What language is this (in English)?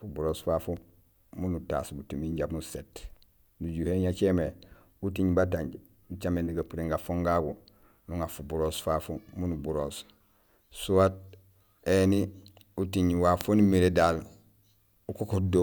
Gusilay